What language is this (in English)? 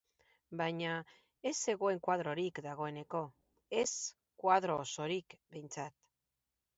Basque